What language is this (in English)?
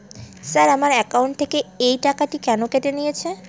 Bangla